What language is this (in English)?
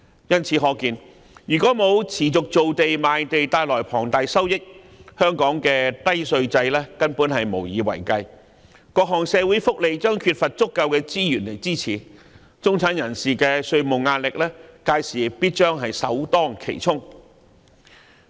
Cantonese